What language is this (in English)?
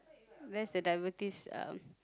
English